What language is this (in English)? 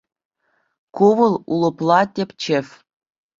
Chuvash